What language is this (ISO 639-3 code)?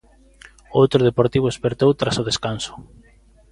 glg